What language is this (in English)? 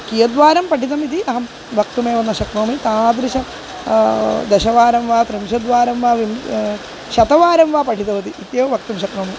Sanskrit